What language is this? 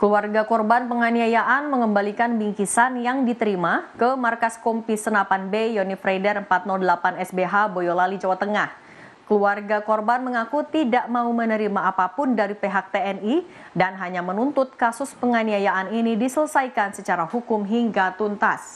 Indonesian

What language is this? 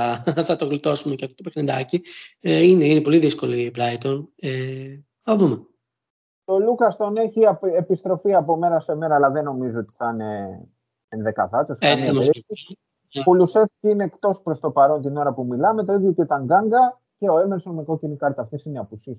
Greek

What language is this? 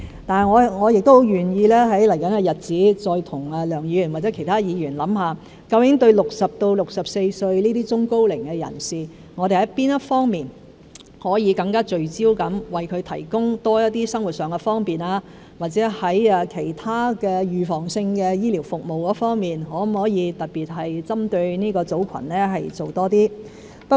Cantonese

